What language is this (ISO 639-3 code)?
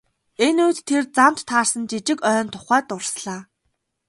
mon